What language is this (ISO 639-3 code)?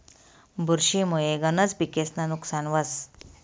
mar